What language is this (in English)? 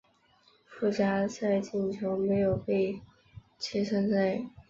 Chinese